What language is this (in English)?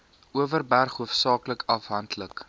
Afrikaans